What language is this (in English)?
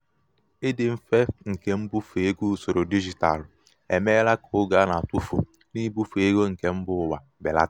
Igbo